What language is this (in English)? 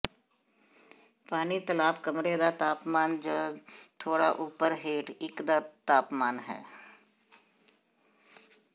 Punjabi